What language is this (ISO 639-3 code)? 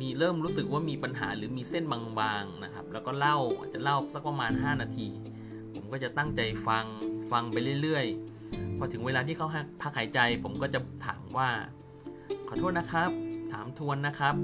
tha